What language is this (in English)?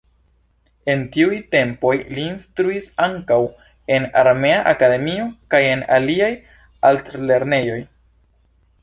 Esperanto